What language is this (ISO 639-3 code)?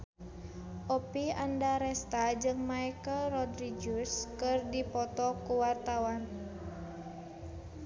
sun